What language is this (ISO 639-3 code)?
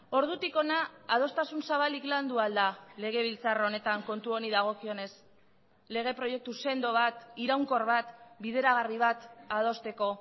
eus